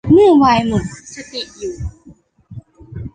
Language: Thai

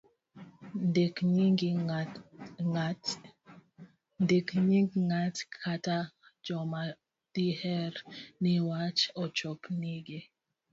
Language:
Luo (Kenya and Tanzania)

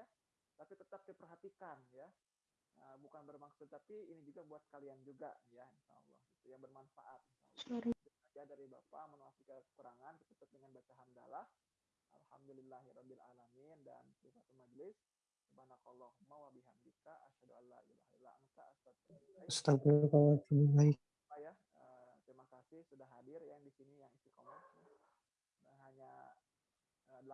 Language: Indonesian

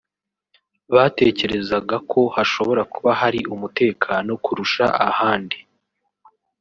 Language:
Kinyarwanda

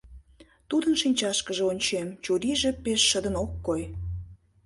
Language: Mari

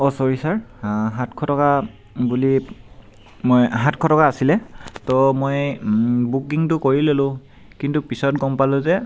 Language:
Assamese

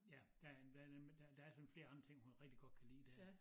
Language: Danish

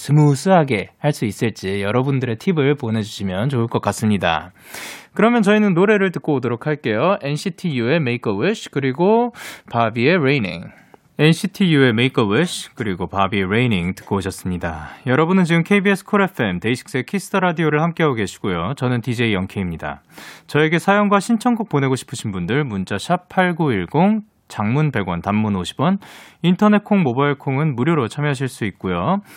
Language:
Korean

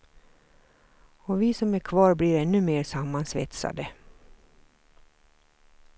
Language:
Swedish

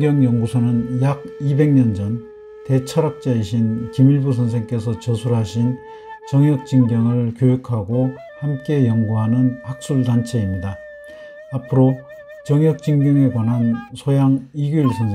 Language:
Korean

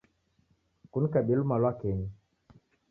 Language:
Taita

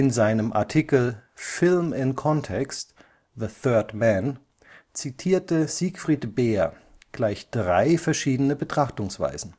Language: German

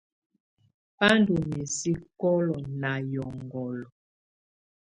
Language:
Tunen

